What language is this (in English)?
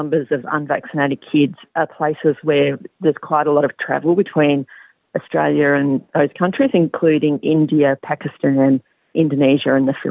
Indonesian